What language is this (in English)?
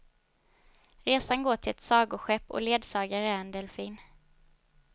Swedish